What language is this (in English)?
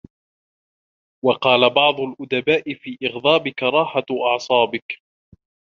Arabic